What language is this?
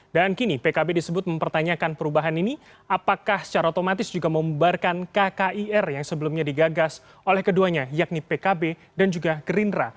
Indonesian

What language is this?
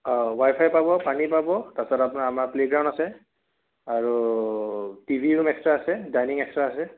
Assamese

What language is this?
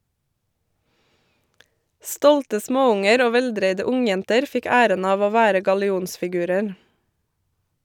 Norwegian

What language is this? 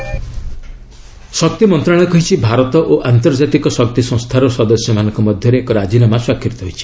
Odia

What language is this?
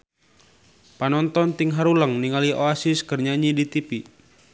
Sundanese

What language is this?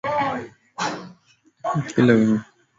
Swahili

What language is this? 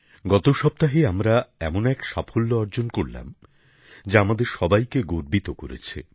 Bangla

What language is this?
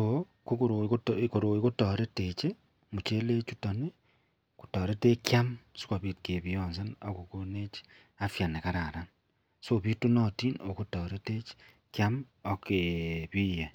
Kalenjin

